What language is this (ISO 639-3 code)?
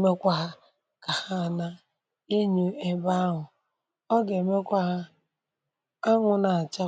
ibo